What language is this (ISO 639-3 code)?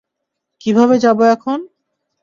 ben